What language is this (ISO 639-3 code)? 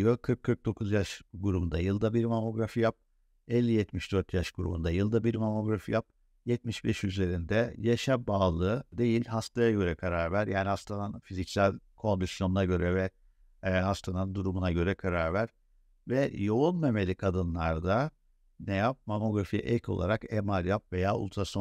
tur